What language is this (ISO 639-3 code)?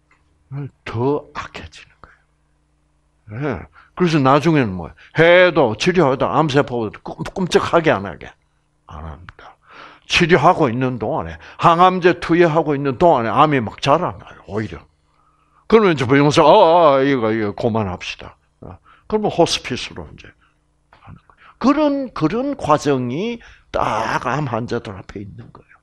kor